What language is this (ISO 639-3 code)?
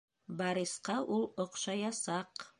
bak